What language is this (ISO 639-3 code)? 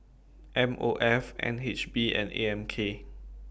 eng